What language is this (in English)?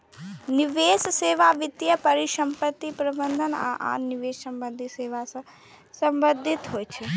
Maithili